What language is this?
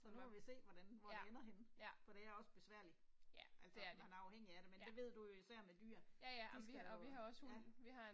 Danish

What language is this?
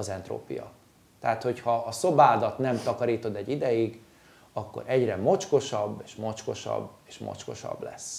Hungarian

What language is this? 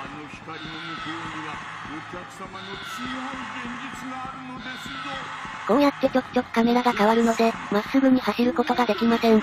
Japanese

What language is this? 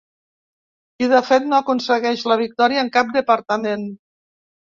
Catalan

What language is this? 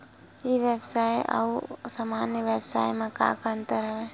Chhattisgarhi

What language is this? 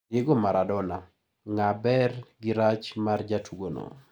Luo (Kenya and Tanzania)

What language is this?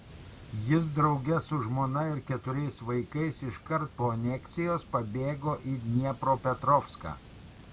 Lithuanian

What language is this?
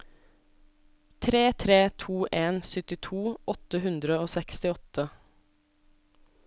Norwegian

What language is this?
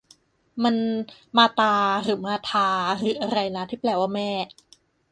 Thai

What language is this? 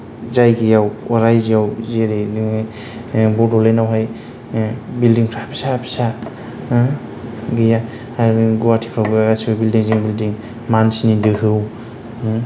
Bodo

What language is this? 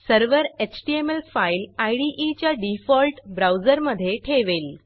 Marathi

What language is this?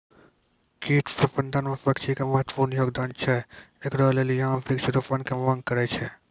Maithili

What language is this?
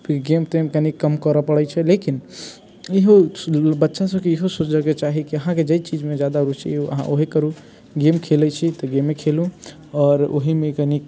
Maithili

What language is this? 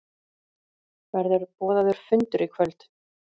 Icelandic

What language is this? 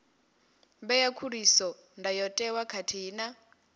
Venda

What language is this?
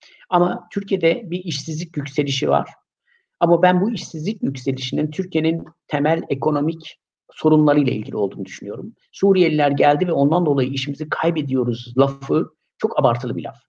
Turkish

